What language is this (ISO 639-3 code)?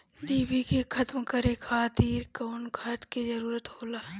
bho